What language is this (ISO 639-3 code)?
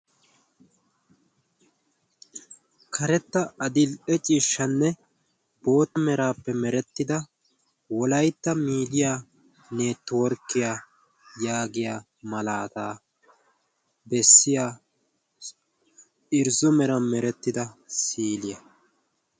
wal